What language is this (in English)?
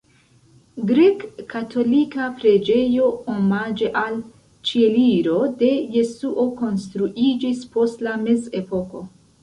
Esperanto